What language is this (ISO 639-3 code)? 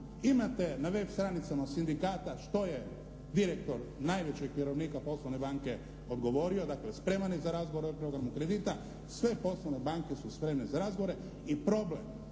hrv